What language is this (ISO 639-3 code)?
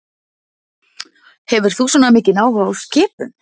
isl